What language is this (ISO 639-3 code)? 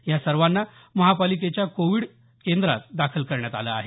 mar